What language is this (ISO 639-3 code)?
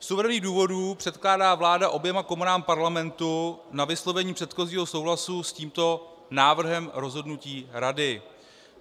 ces